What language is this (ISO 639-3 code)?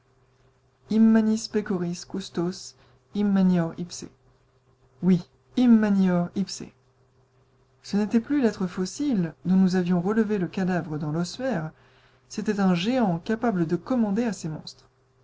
fra